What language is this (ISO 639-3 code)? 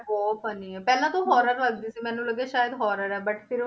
pan